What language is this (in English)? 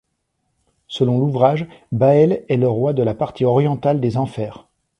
French